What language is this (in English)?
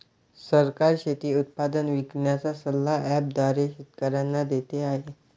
Marathi